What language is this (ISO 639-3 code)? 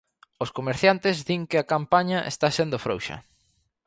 glg